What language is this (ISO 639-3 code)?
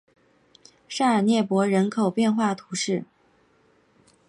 zho